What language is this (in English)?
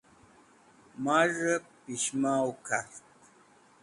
Wakhi